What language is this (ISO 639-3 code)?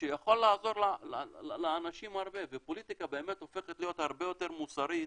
heb